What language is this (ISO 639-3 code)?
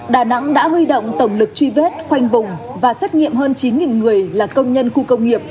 vie